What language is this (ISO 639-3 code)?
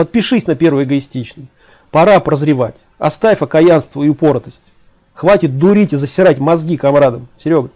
rus